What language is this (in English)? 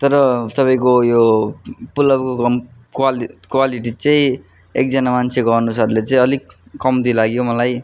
Nepali